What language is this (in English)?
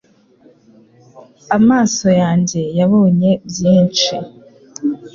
Kinyarwanda